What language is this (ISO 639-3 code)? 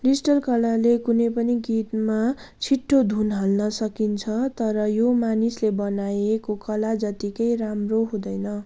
nep